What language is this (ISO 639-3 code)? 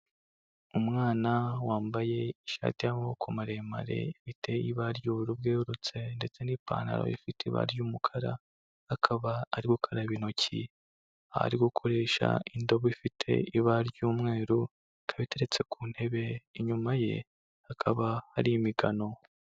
kin